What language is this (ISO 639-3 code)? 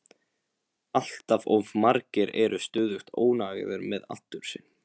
isl